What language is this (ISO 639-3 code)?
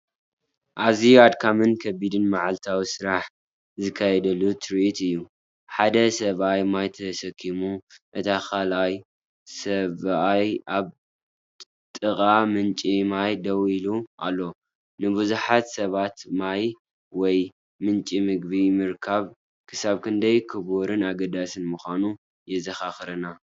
tir